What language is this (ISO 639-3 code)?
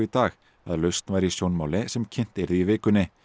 isl